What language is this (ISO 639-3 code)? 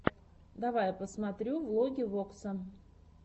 rus